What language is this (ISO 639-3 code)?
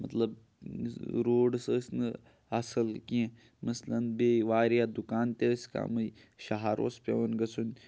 kas